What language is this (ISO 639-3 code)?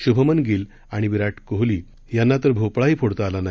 mar